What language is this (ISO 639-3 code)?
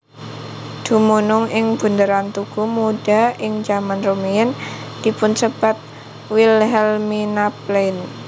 jav